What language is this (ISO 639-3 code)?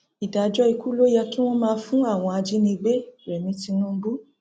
yor